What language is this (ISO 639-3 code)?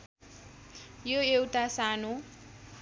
nep